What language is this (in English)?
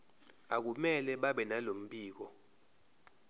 Zulu